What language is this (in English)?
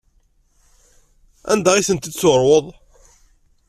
Kabyle